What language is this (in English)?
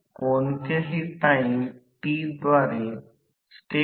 Marathi